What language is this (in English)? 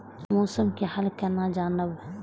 Maithili